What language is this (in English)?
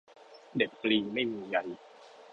Thai